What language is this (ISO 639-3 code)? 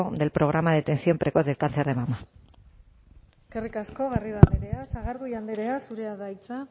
eus